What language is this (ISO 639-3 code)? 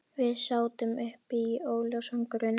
isl